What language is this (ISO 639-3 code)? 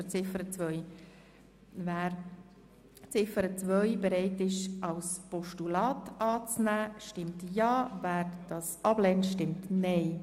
gsw